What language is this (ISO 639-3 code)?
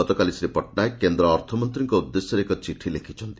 ori